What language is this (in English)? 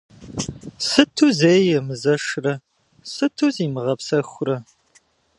Kabardian